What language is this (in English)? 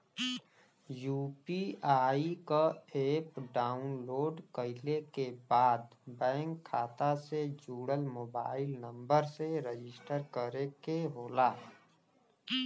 Bhojpuri